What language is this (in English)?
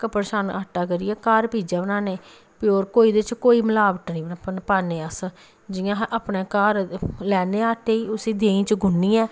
Dogri